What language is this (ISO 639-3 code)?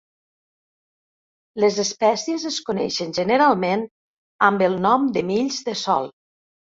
cat